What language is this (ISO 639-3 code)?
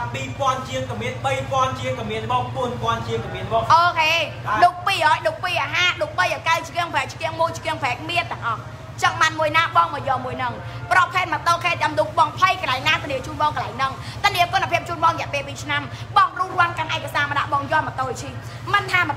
tha